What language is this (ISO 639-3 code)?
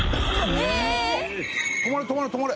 jpn